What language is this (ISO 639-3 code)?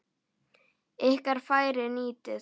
isl